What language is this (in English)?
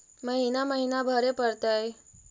Magahi